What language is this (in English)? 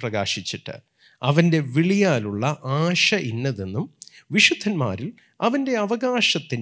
Malayalam